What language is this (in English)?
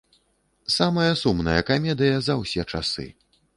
Belarusian